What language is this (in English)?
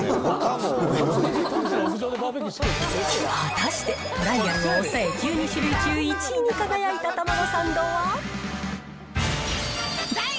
Japanese